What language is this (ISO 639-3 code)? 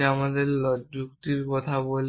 ben